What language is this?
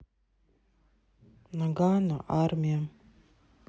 Russian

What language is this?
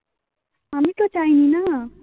Bangla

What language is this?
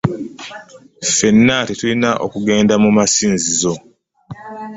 Ganda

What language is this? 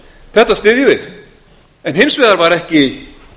Icelandic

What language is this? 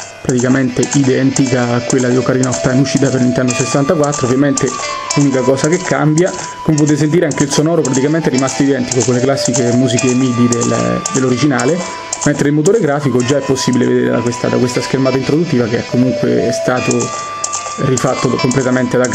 Italian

